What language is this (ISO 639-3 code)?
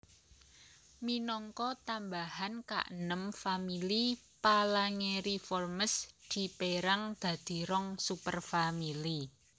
jav